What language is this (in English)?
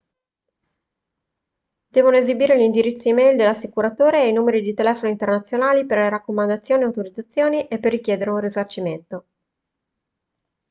Italian